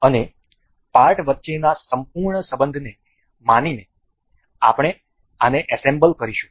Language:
Gujarati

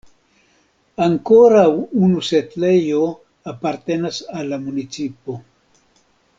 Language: Esperanto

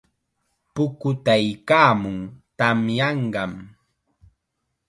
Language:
Chiquián Ancash Quechua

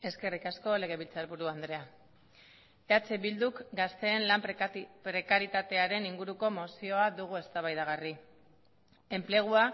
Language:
Basque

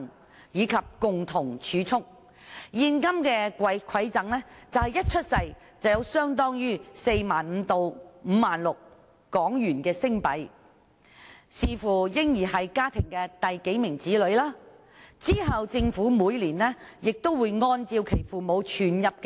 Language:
Cantonese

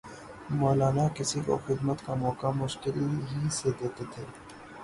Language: Urdu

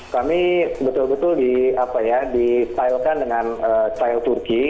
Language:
Indonesian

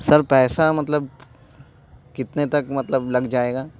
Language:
Urdu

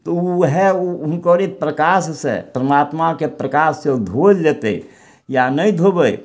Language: Maithili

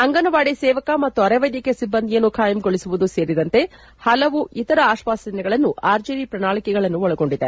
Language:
Kannada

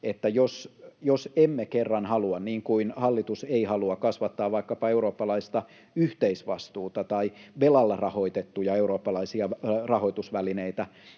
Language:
Finnish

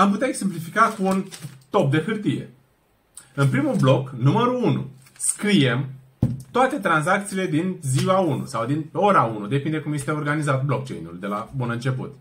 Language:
Romanian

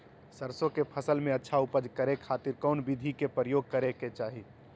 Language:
Magahi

